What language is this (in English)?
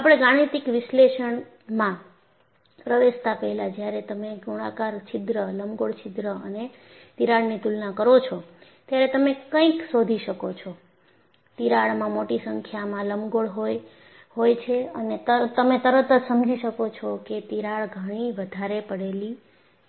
Gujarati